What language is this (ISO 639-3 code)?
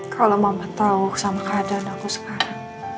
ind